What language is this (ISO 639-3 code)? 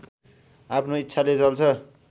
nep